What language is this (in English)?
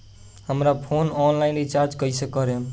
Bhojpuri